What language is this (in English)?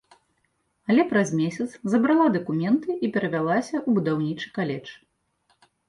Belarusian